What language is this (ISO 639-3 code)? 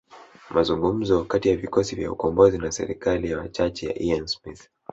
swa